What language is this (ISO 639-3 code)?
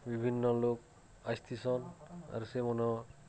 ori